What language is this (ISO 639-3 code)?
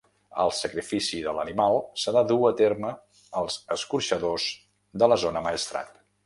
cat